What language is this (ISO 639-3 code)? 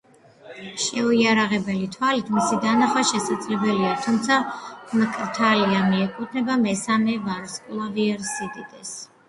kat